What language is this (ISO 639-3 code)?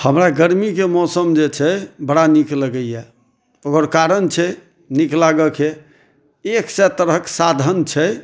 mai